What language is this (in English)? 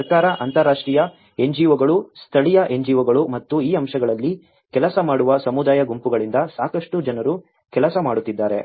Kannada